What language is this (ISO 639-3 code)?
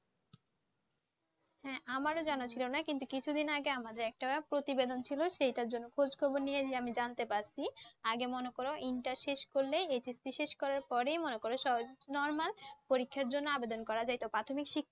ben